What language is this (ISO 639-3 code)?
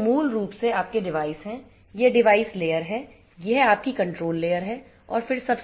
hin